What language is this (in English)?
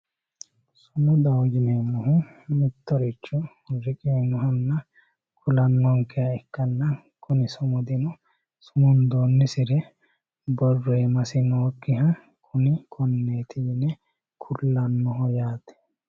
Sidamo